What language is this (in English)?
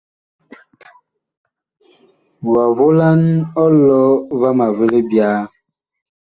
Bakoko